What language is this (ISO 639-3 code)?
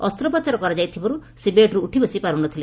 ori